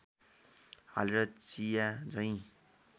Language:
Nepali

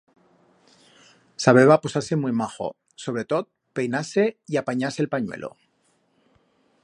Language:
Aragonese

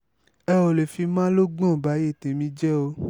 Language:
Yoruba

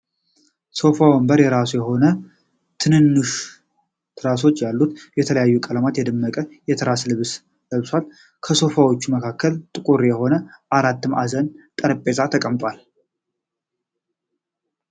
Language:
Amharic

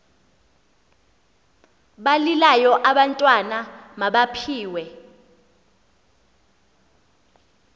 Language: Xhosa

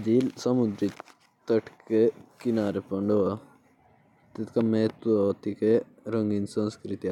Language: Jaunsari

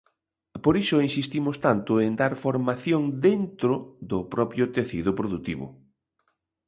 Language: Galician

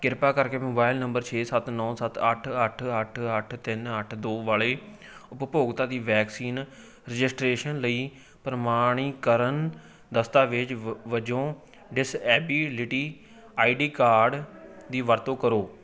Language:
Punjabi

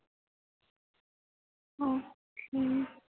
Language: Punjabi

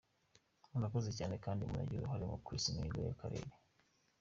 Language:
Kinyarwanda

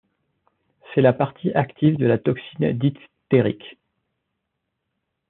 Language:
French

